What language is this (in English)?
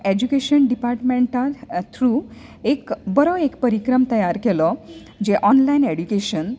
Konkani